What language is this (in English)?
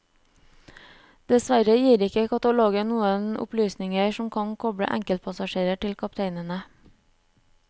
Norwegian